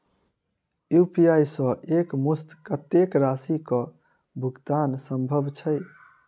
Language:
Maithili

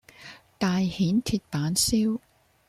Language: Cantonese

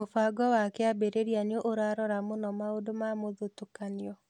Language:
Kikuyu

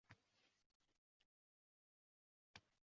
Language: Uzbek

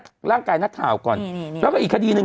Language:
Thai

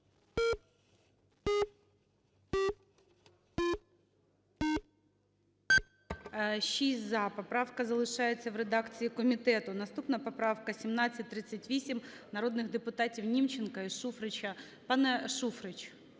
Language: Ukrainian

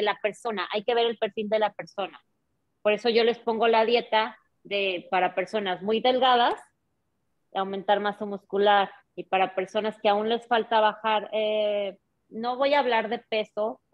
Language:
Spanish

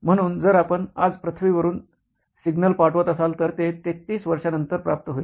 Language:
Marathi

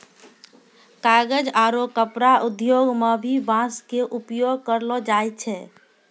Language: Maithili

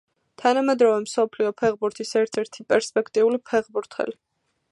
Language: Georgian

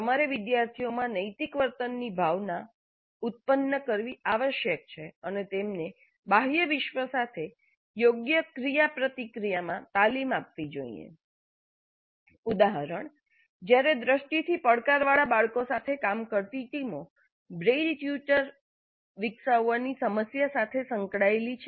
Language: Gujarati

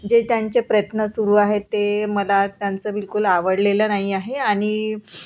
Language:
Marathi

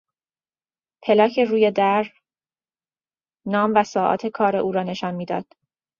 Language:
Persian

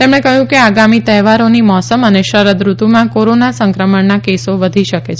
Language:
Gujarati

